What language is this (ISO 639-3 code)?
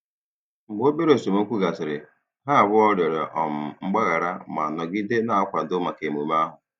ibo